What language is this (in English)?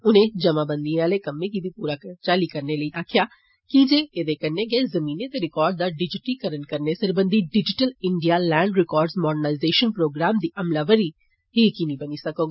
Dogri